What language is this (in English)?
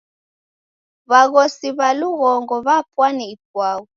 Taita